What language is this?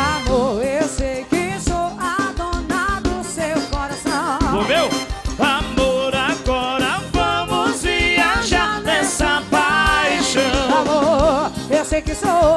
Portuguese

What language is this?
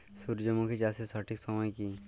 Bangla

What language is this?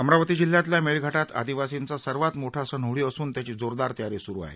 Marathi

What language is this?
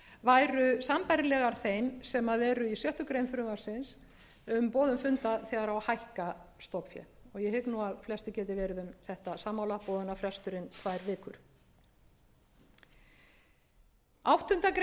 Icelandic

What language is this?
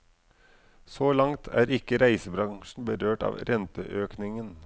Norwegian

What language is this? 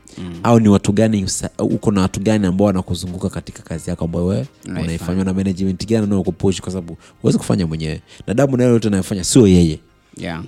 Swahili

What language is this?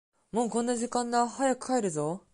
Japanese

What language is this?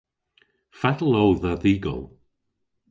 Cornish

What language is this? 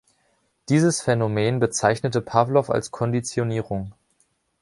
German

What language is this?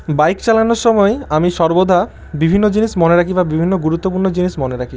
Bangla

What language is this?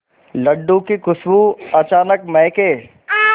Hindi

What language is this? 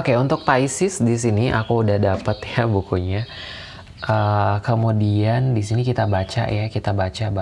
Indonesian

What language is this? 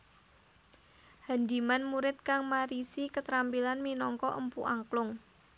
Javanese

